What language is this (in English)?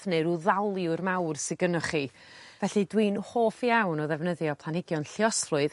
Welsh